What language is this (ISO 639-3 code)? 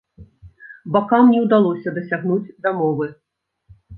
bel